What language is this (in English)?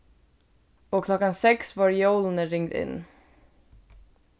Faroese